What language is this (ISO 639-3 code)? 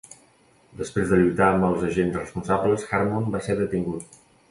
cat